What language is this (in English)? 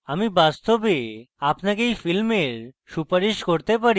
Bangla